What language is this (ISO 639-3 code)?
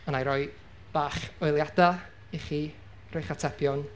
cym